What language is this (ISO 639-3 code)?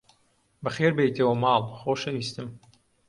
ckb